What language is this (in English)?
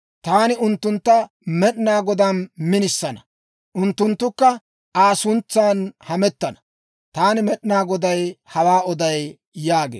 Dawro